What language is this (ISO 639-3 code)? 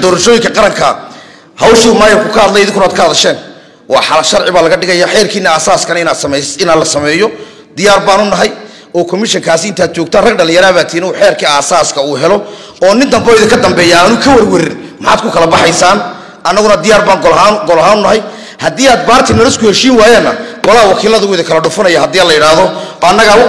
ara